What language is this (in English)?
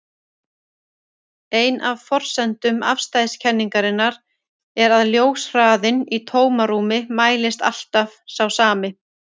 Icelandic